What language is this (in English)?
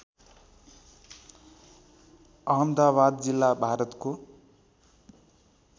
Nepali